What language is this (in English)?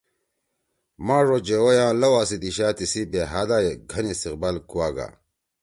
Torwali